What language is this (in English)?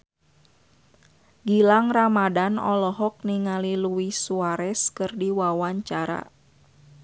Sundanese